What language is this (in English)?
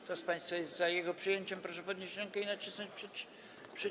Polish